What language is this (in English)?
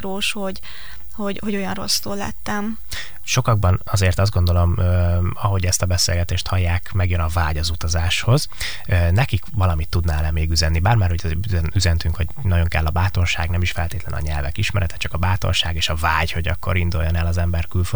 Hungarian